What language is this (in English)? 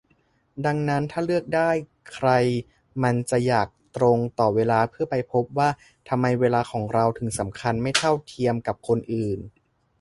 Thai